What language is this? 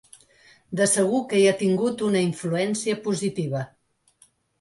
Catalan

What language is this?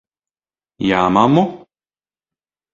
Latvian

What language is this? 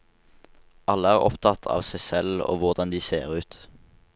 Norwegian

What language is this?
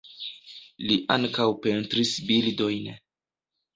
Esperanto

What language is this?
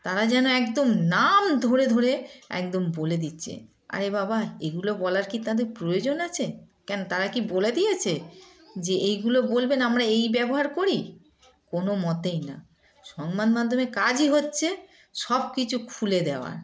Bangla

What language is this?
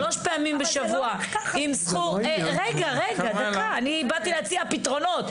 Hebrew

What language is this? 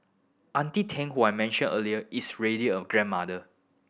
English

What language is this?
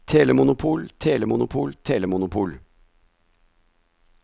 Norwegian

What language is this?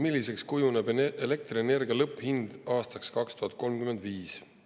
Estonian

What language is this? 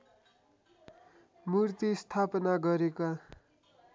Nepali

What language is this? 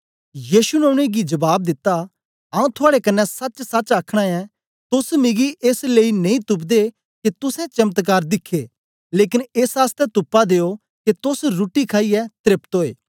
Dogri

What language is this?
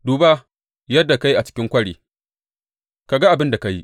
Hausa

